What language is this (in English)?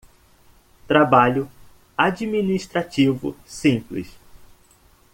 Portuguese